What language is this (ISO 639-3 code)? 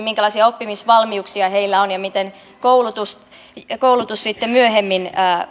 fin